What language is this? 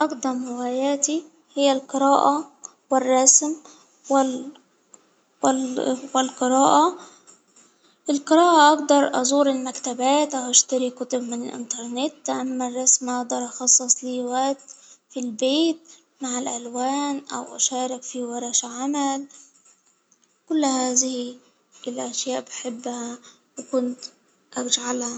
Hijazi Arabic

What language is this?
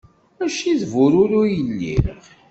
Kabyle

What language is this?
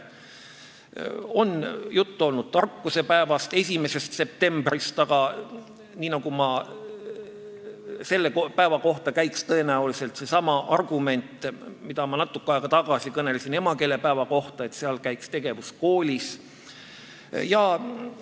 Estonian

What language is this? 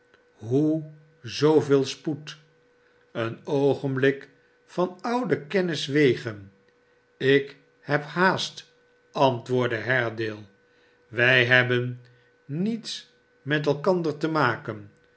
Dutch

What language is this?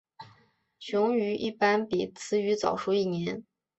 Chinese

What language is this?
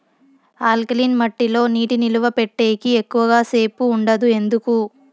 Telugu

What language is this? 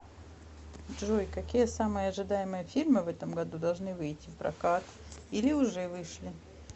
Russian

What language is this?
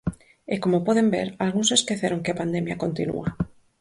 Galician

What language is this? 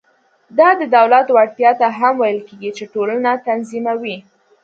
Pashto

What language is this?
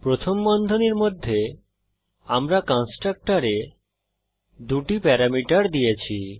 Bangla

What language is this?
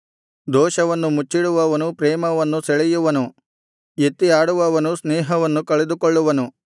Kannada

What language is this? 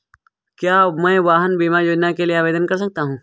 Hindi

